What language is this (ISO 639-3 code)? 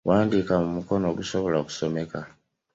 lug